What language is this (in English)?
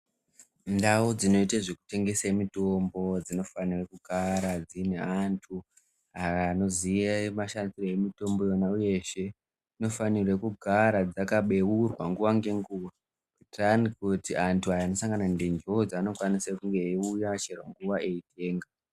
Ndau